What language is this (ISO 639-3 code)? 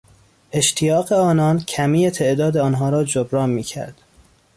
fas